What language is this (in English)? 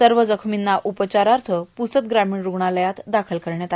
Marathi